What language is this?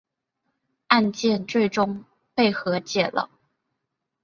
Chinese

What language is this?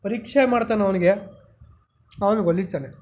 Kannada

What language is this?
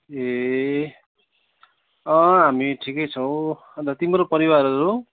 Nepali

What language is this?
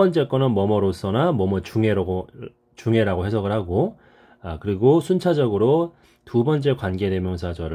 Korean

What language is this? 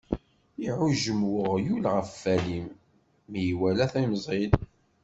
Kabyle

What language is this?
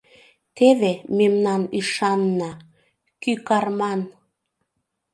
Mari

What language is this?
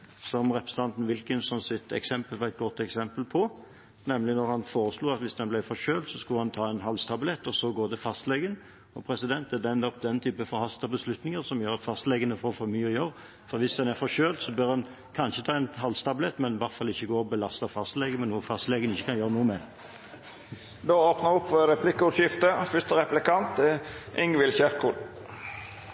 Norwegian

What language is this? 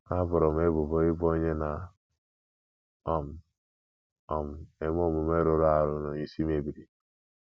Igbo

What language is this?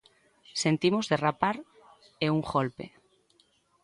Galician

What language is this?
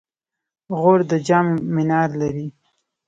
Pashto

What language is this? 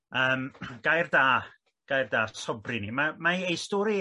Welsh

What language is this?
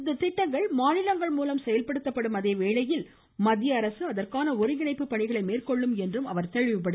Tamil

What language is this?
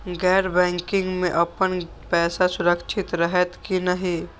Maithili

